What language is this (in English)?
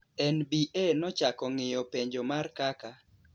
Luo (Kenya and Tanzania)